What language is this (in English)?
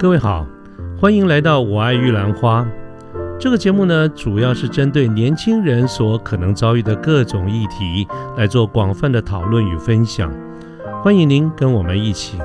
Chinese